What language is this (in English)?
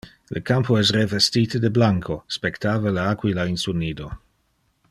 Interlingua